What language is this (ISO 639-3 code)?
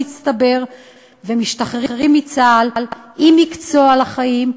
heb